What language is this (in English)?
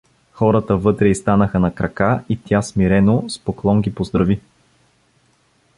Bulgarian